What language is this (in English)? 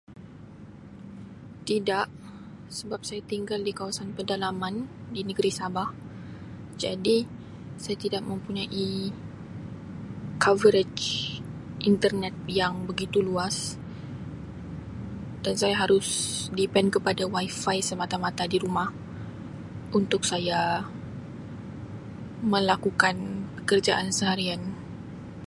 Sabah Malay